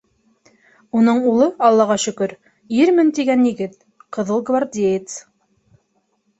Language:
Bashkir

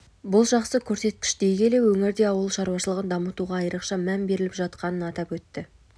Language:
Kazakh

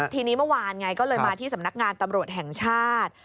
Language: Thai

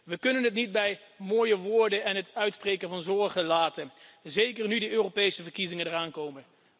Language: Dutch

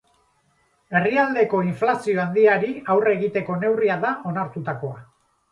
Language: Basque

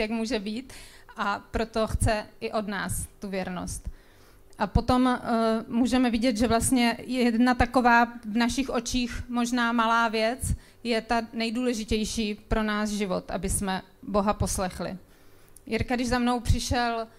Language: Czech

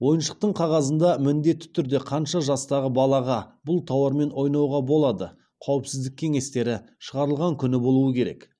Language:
Kazakh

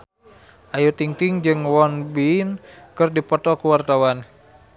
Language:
Sundanese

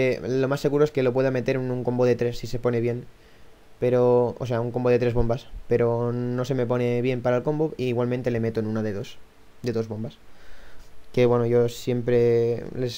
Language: Spanish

